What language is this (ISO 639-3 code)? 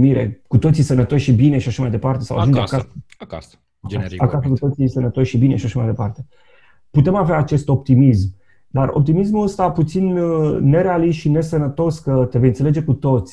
ron